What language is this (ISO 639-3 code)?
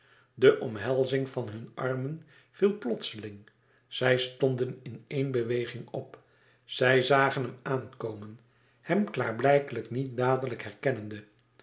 nld